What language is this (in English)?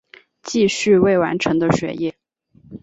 Chinese